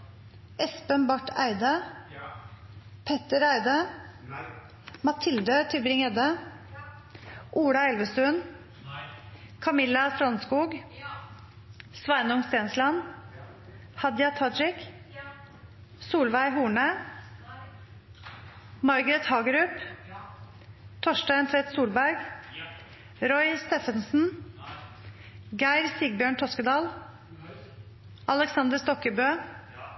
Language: Norwegian Nynorsk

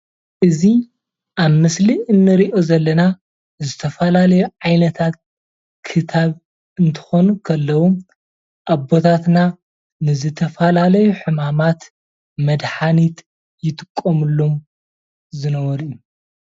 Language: Tigrinya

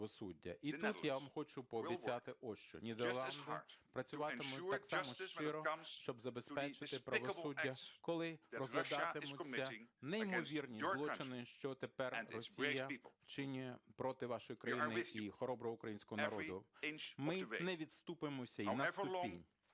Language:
Ukrainian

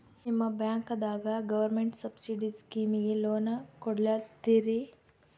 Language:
Kannada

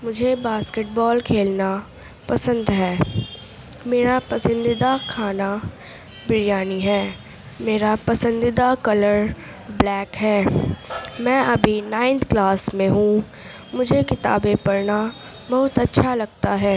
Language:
Urdu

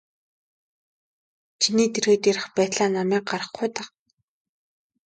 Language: Mongolian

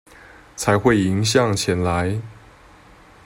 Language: Chinese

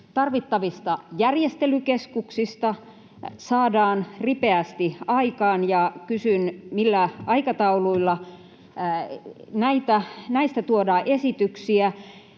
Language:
Finnish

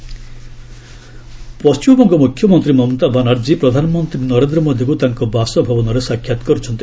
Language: Odia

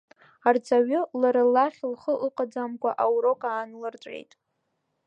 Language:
Abkhazian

